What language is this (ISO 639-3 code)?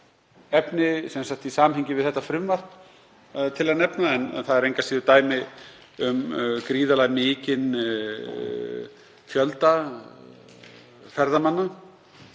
isl